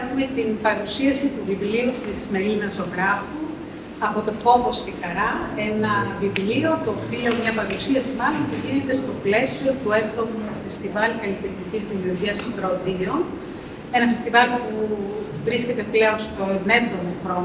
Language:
Greek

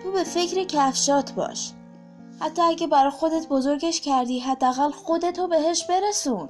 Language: Persian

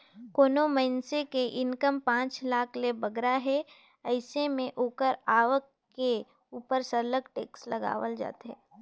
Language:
Chhattisgarhi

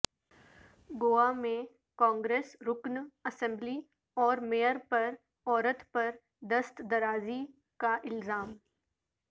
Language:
Urdu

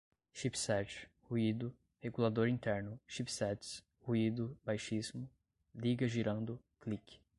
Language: Portuguese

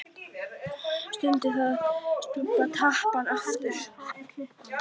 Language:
Icelandic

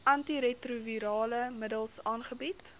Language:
Afrikaans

